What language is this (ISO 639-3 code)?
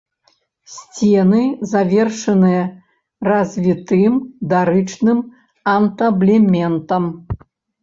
bel